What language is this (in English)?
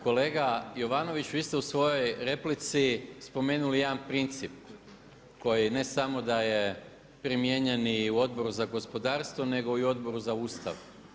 Croatian